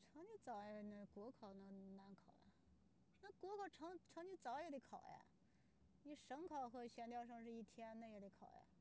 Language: Chinese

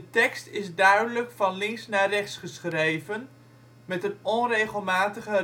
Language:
Dutch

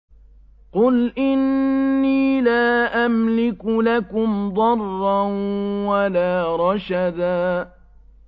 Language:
Arabic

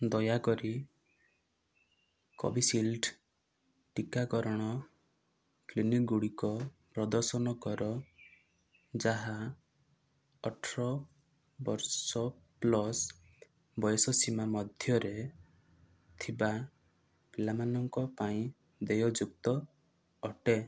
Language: Odia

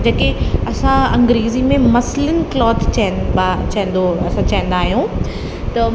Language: Sindhi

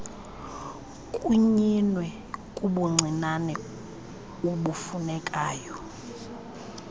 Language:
Xhosa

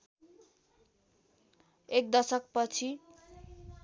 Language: Nepali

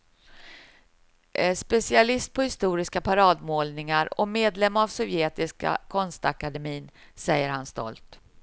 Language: Swedish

